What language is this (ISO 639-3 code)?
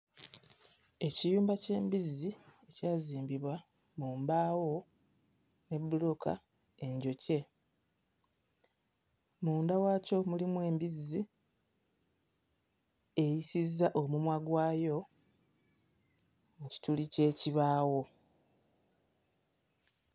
lug